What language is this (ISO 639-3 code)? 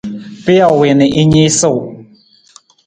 nmz